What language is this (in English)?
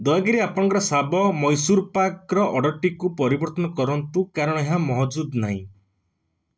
Odia